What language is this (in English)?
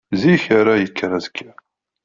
Kabyle